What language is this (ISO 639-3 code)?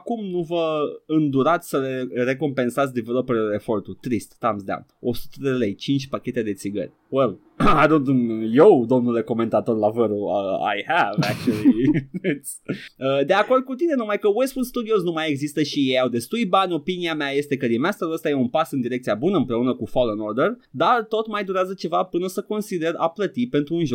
ron